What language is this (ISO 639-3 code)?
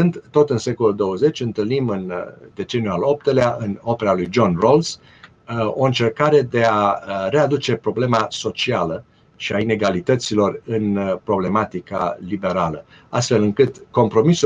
ron